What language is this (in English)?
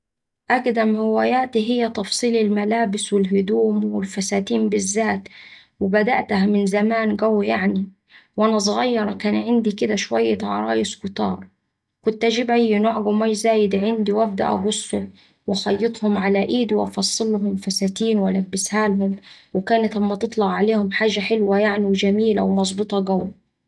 Saidi Arabic